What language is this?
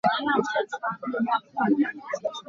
Hakha Chin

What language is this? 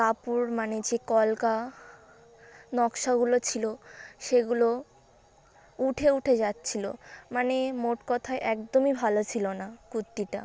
Bangla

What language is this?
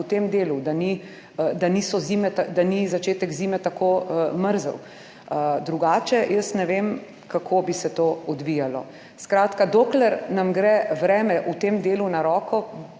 Slovenian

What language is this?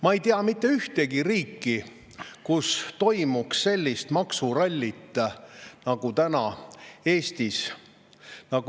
Estonian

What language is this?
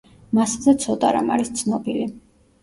Georgian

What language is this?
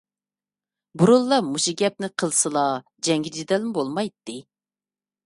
Uyghur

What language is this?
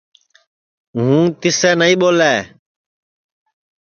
Sansi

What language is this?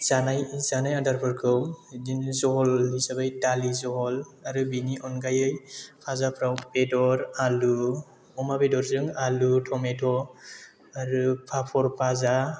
Bodo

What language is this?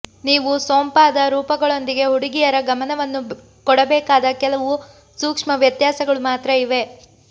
Kannada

